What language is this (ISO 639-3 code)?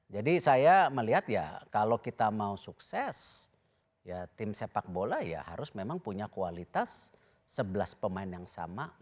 ind